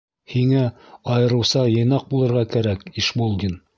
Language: Bashkir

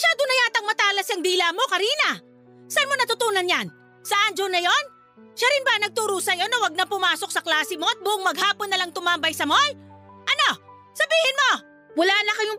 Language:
Filipino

